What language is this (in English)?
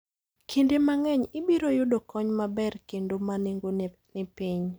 Luo (Kenya and Tanzania)